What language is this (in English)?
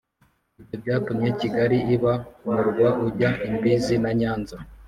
Kinyarwanda